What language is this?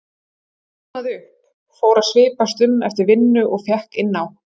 Icelandic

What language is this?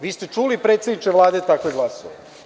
Serbian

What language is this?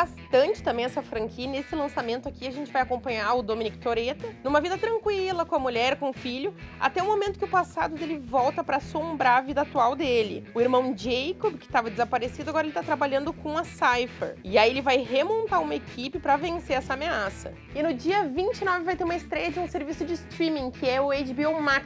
Portuguese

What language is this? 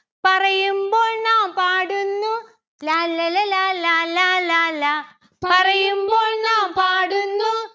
Malayalam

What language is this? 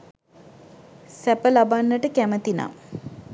Sinhala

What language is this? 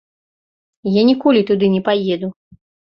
Belarusian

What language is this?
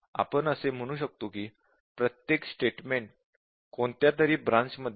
Marathi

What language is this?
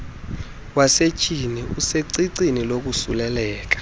Xhosa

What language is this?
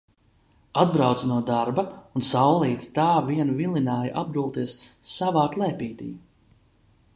Latvian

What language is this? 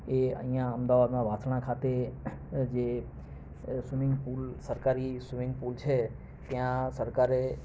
Gujarati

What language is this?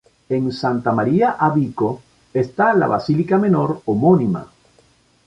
Spanish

